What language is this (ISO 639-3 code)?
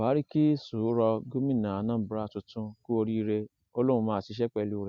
yor